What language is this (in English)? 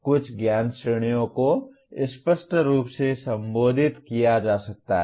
Hindi